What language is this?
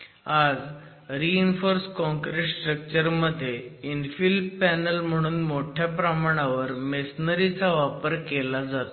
Marathi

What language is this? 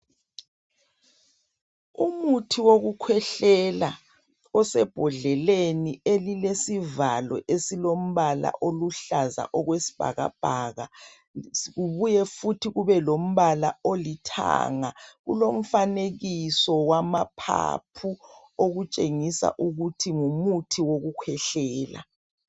North Ndebele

